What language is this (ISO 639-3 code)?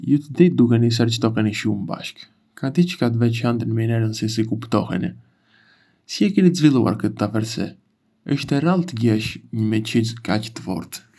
aae